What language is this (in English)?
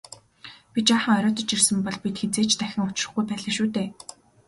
Mongolian